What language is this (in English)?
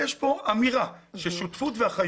Hebrew